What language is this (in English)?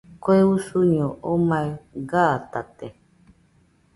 Nüpode Huitoto